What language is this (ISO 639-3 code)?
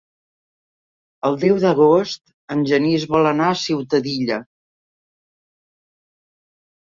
cat